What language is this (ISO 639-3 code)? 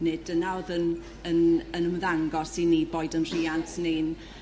cym